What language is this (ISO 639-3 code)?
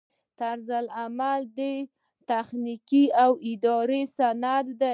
pus